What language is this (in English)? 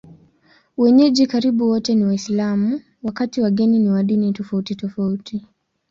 Swahili